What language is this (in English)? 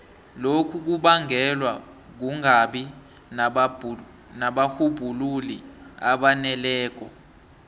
South Ndebele